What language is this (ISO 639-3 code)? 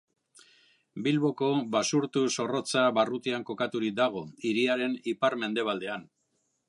eus